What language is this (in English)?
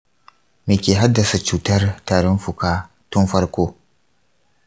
Hausa